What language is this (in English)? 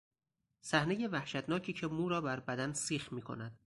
Persian